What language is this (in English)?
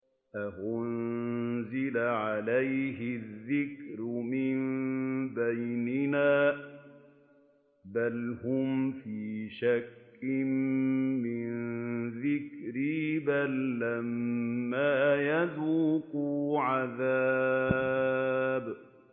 Arabic